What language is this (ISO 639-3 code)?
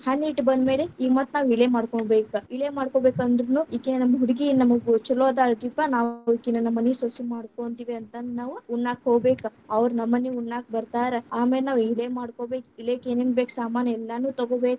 kan